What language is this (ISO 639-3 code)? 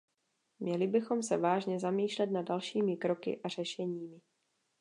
ces